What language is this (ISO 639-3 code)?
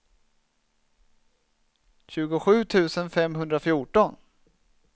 swe